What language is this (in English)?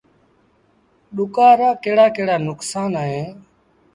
Sindhi Bhil